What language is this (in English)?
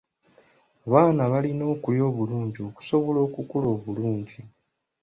Ganda